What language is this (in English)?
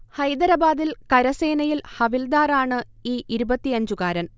Malayalam